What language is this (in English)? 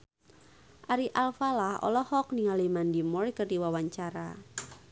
Sundanese